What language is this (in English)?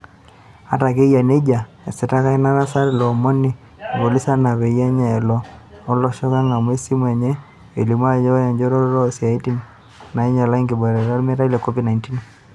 Masai